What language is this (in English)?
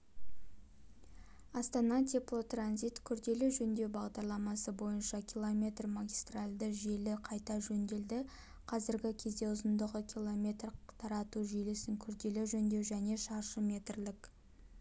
Kazakh